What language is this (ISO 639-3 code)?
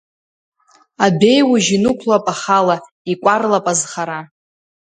abk